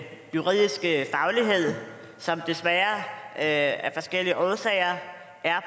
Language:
Danish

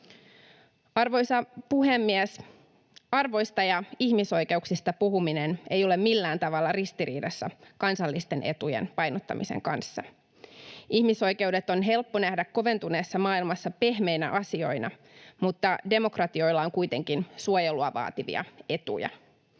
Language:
Finnish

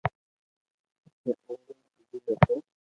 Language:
Loarki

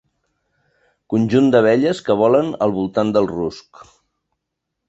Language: Catalan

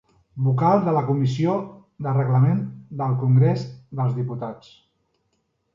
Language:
Catalan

